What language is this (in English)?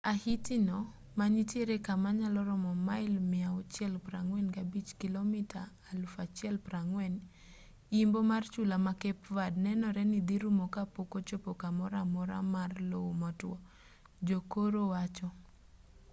Luo (Kenya and Tanzania)